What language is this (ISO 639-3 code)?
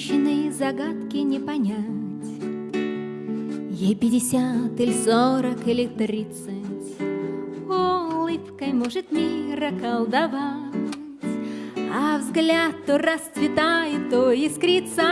rus